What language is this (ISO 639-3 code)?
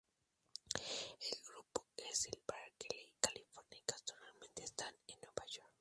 spa